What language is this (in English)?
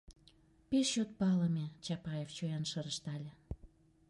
Mari